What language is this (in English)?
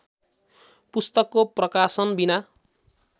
Nepali